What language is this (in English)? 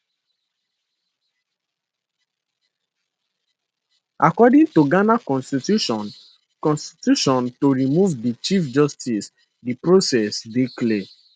Nigerian Pidgin